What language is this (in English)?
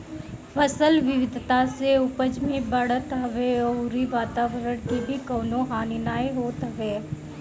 Bhojpuri